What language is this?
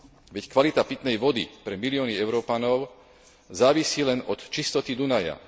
Slovak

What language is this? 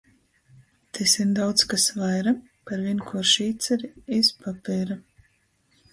Latgalian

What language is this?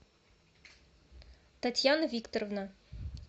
Russian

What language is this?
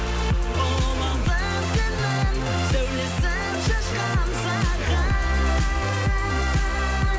Kazakh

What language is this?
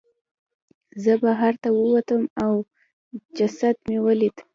Pashto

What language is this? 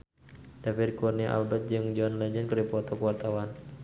Sundanese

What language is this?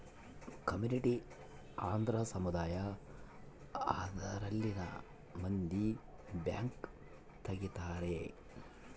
Kannada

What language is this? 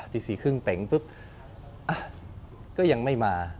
Thai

